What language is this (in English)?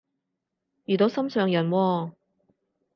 Cantonese